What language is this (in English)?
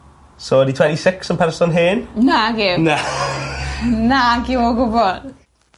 Welsh